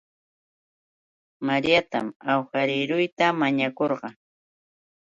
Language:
Yauyos Quechua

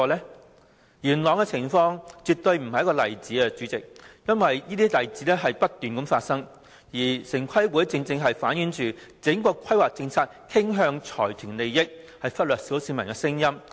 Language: Cantonese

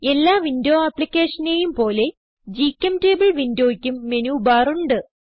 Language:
Malayalam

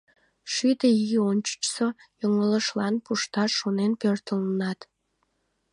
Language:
Mari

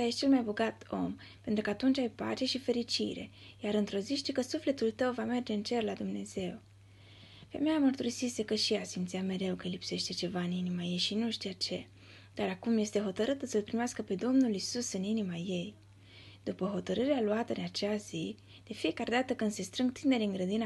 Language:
Romanian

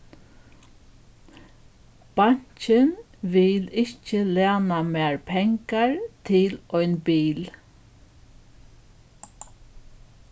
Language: Faroese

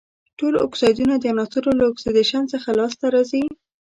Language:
Pashto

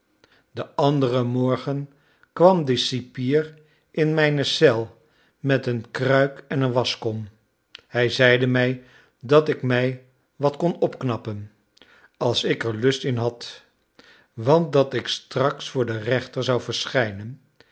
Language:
Dutch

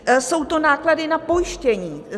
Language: Czech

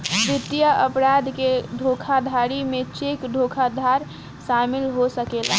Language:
Bhojpuri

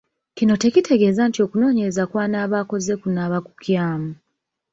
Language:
Ganda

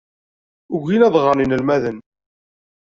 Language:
Kabyle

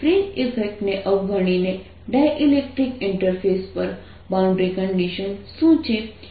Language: Gujarati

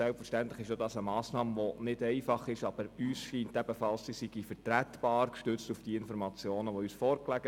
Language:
Swiss German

